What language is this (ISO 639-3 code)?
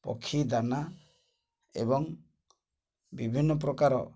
ori